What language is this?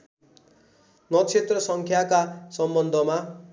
Nepali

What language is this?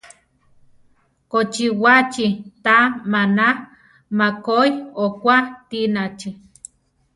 Central Tarahumara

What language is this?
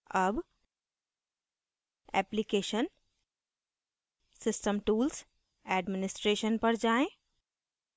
Hindi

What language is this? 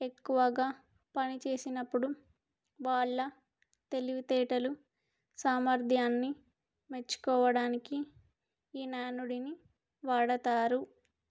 Telugu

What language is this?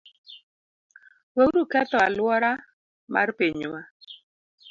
Luo (Kenya and Tanzania)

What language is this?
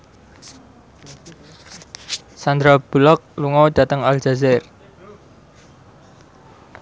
Javanese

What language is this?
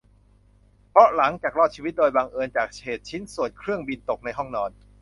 Thai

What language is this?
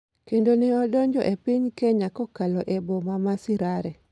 Luo (Kenya and Tanzania)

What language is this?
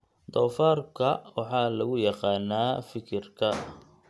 Somali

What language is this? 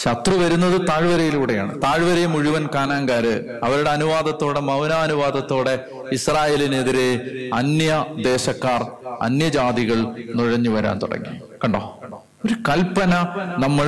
Malayalam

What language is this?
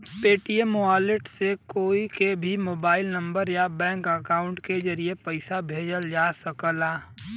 Bhojpuri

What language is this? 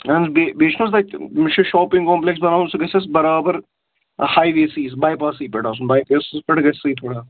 Kashmiri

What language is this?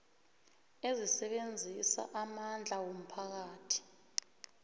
South Ndebele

